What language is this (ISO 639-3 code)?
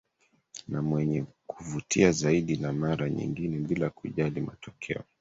swa